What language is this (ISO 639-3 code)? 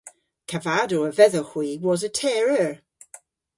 cor